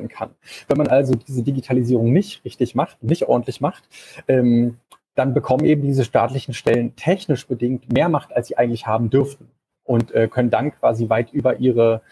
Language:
German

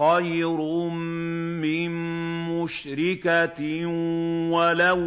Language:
Arabic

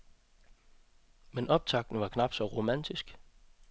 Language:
Danish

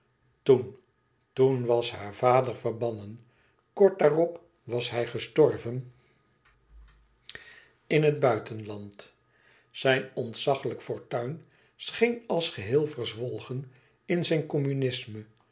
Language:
Dutch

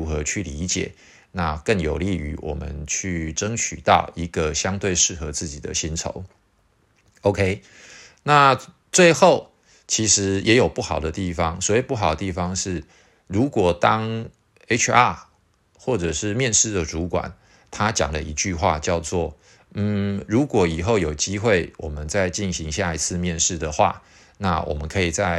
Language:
Chinese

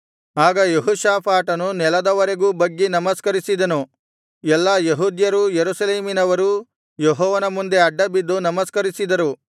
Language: Kannada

